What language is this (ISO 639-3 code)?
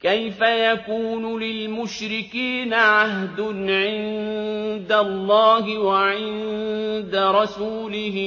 ara